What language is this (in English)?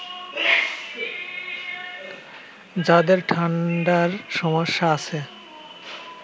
Bangla